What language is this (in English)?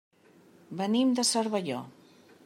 Catalan